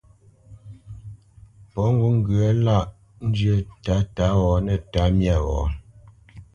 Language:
Bamenyam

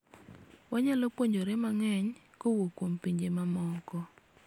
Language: Luo (Kenya and Tanzania)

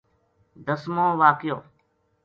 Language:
Gujari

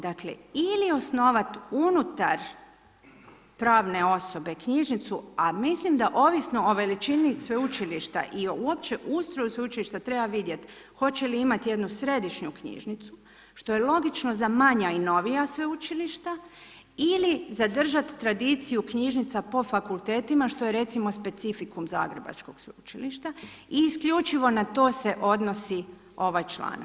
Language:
Croatian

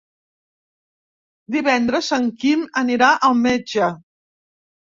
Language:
Catalan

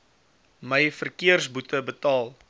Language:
Afrikaans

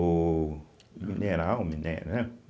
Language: Portuguese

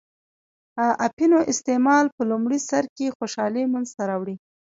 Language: Pashto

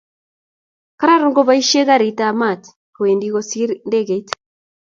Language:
Kalenjin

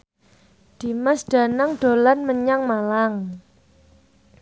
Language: Javanese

